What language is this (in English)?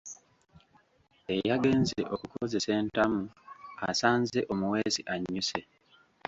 Ganda